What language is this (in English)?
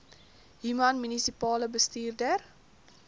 Afrikaans